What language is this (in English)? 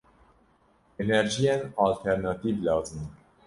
Kurdish